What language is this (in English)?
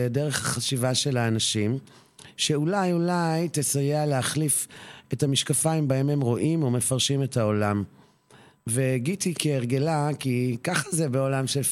Hebrew